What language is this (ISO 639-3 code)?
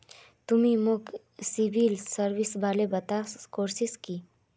mag